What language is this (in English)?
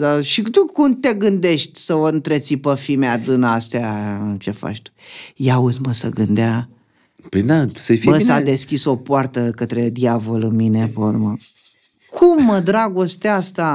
Romanian